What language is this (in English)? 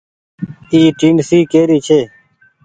Goaria